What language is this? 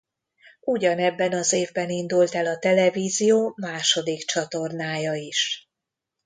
Hungarian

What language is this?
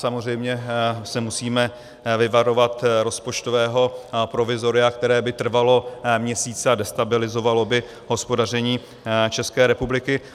Czech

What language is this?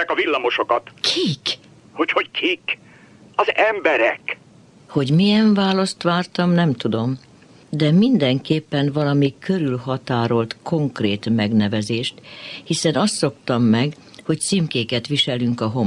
Hungarian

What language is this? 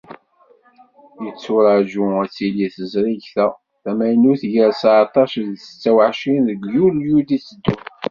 Kabyle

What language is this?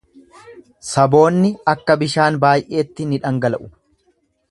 Oromo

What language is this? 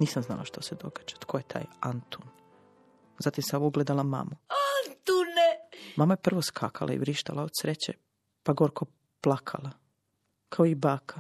Croatian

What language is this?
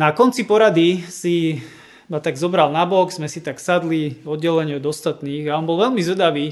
Slovak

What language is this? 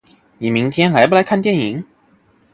Chinese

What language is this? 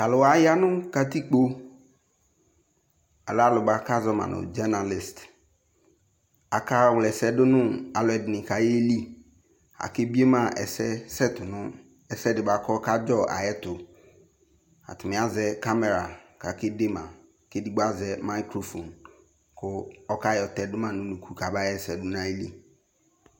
Ikposo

